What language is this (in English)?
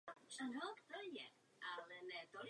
Czech